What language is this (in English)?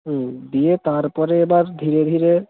Bangla